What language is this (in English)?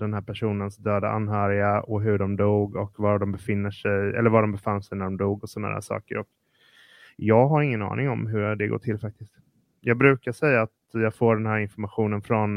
Swedish